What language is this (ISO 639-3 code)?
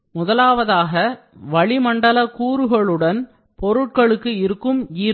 tam